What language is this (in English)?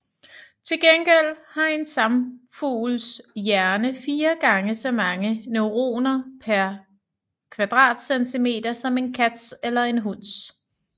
Danish